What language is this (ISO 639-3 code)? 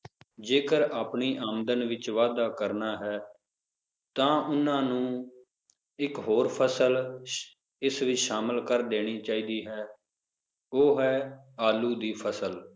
pan